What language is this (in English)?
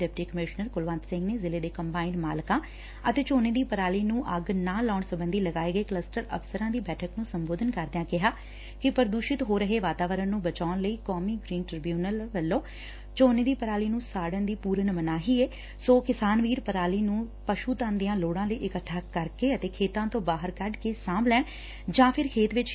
Punjabi